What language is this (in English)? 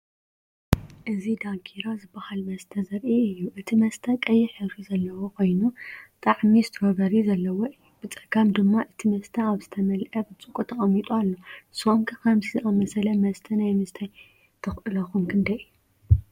Tigrinya